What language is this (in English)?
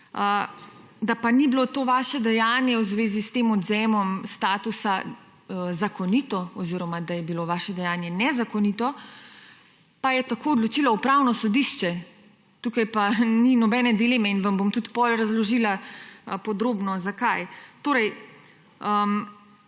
Slovenian